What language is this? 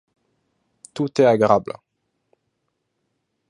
Esperanto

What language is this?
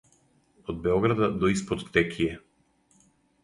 Serbian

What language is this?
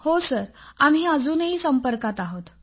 Marathi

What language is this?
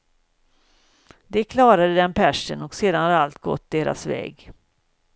Swedish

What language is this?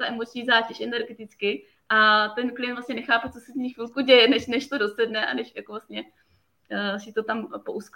Czech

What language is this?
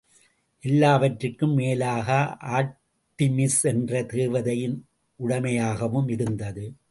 Tamil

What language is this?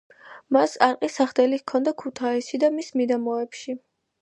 Georgian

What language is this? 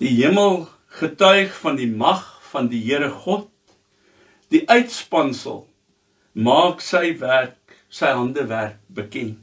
Dutch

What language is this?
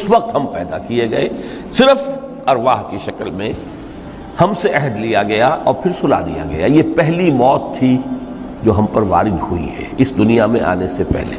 Urdu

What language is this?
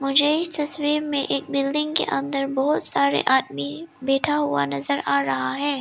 Hindi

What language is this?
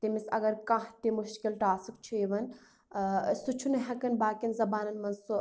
Kashmiri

